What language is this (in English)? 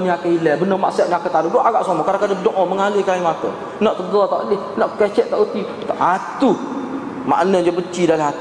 Malay